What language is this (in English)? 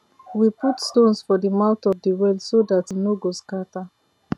Nigerian Pidgin